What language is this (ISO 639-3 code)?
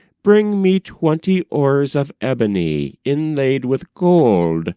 eng